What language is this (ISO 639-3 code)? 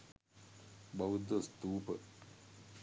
sin